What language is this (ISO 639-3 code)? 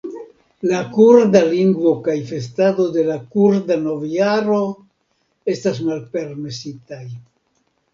epo